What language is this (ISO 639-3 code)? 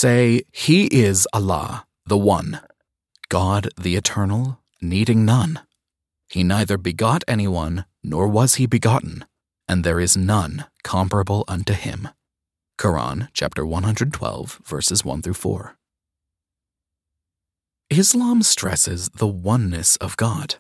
eng